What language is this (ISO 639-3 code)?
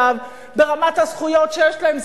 heb